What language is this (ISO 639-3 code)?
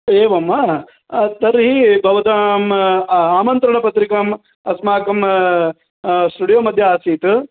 san